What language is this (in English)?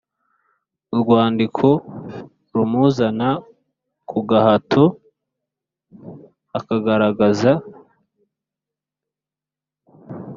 Kinyarwanda